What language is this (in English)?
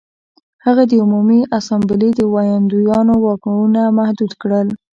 Pashto